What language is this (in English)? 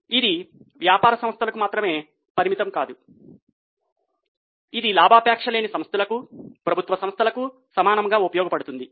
Telugu